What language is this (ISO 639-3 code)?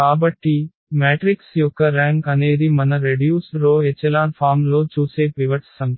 tel